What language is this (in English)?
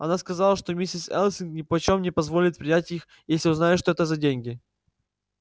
Russian